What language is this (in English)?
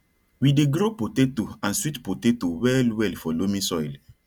Nigerian Pidgin